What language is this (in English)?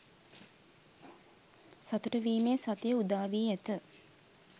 Sinhala